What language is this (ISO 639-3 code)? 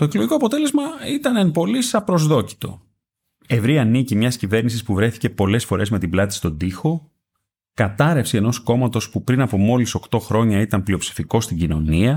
ell